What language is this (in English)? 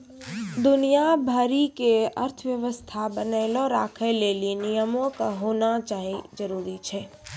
Maithili